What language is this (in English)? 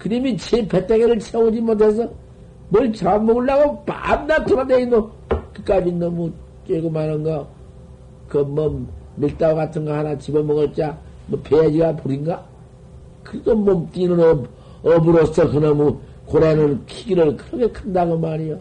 Korean